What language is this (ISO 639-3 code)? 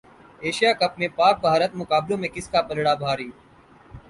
urd